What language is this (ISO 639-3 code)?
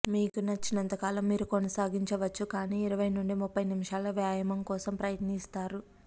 tel